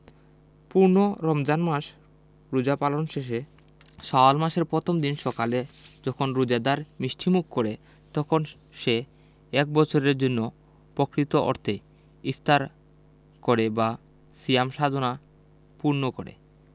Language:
Bangla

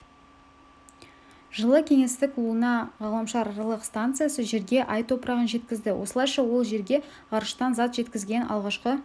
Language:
Kazakh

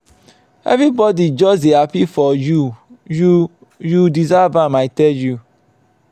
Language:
Nigerian Pidgin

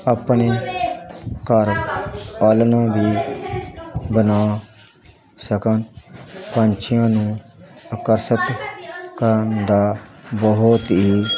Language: Punjabi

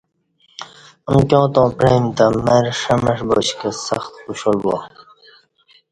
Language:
Kati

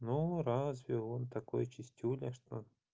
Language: Russian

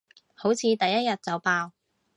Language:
Cantonese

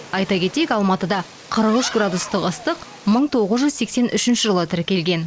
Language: Kazakh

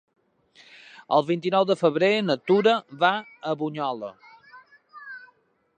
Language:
Catalan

